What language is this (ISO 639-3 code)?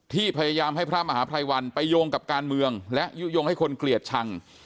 tha